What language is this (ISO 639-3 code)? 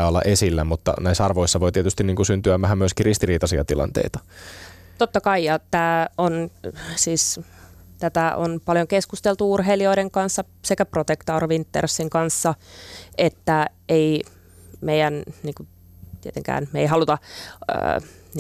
fin